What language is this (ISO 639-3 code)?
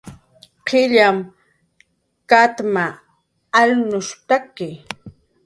jqr